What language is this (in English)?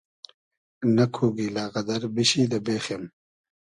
Hazaragi